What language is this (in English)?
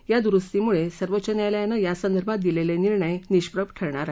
Marathi